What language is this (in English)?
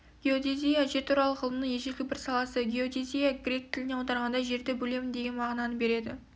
Kazakh